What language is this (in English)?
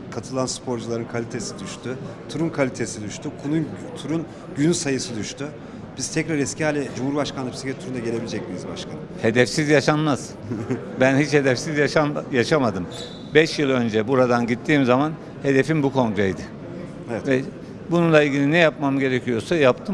Turkish